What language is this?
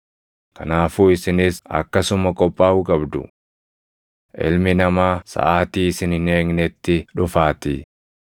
Oromo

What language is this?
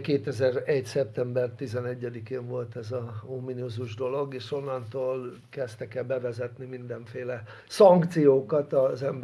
Hungarian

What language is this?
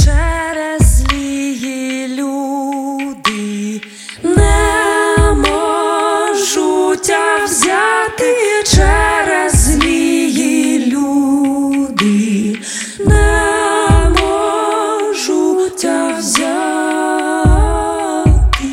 Ukrainian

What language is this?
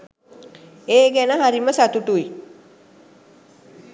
Sinhala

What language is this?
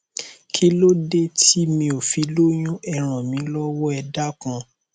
Yoruba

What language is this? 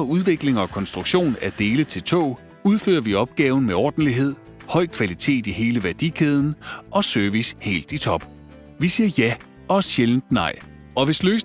Danish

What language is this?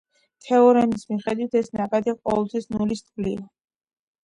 Georgian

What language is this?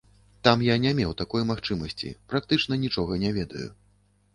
Belarusian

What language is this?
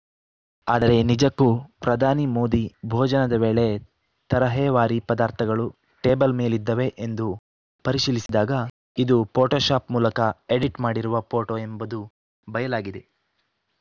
Kannada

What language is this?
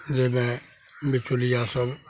Maithili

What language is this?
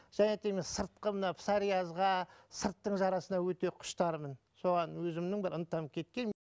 Kazakh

